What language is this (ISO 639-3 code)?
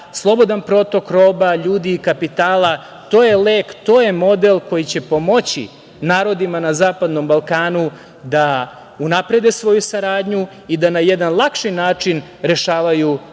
srp